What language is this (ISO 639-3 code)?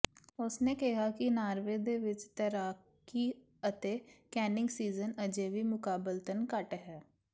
pan